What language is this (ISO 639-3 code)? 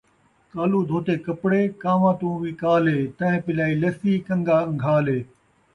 skr